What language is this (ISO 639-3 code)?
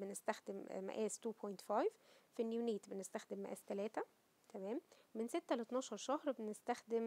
ara